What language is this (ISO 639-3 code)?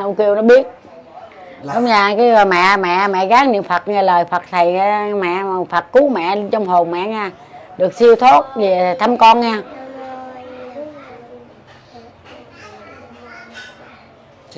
vie